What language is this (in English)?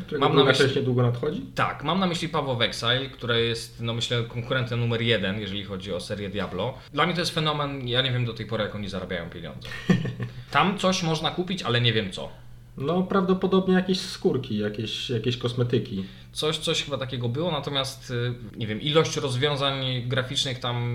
Polish